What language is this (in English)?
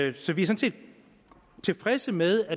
Danish